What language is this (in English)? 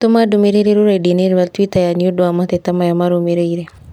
Kikuyu